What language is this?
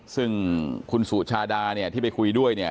Thai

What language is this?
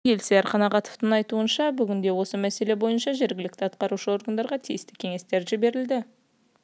Kazakh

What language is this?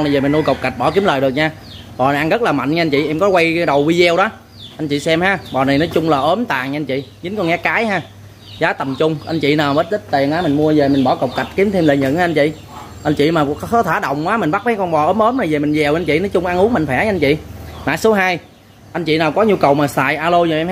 Vietnamese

